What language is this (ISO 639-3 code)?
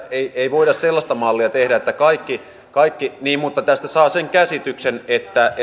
fin